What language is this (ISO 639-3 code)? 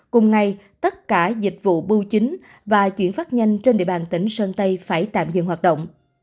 vie